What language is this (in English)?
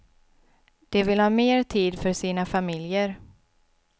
Swedish